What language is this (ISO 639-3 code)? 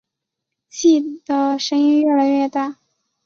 zho